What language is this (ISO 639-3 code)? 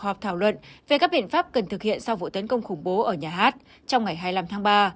vie